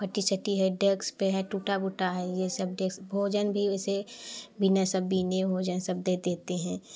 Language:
Hindi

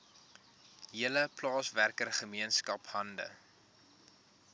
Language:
Afrikaans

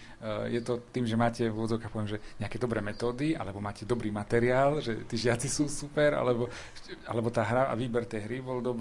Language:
Slovak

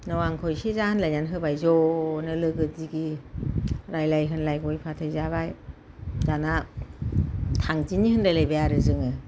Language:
Bodo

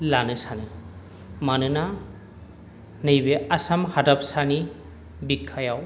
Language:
Bodo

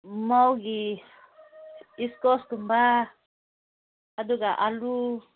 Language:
Manipuri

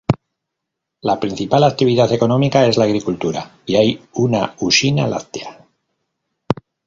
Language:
Spanish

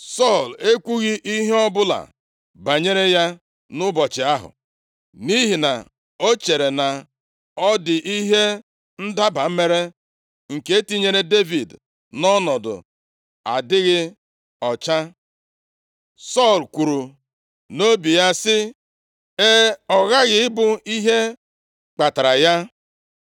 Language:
Igbo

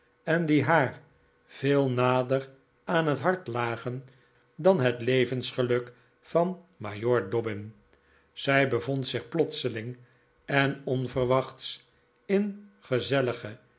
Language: Dutch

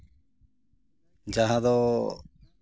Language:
Santali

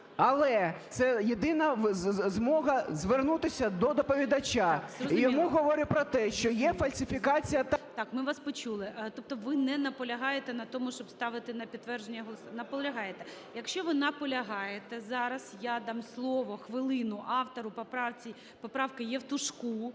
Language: Ukrainian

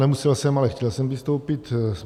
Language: Czech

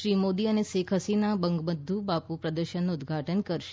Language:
Gujarati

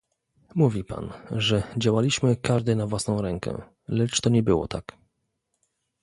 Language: Polish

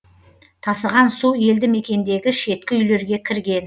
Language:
Kazakh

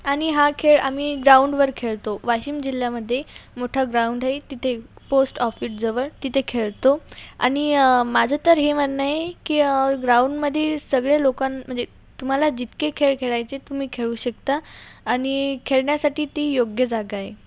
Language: Marathi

